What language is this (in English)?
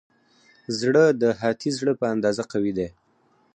Pashto